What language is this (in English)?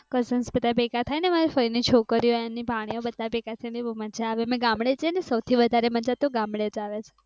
Gujarati